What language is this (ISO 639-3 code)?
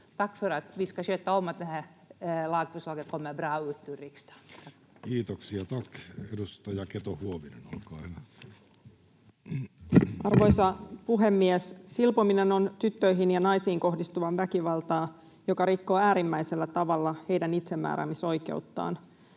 fin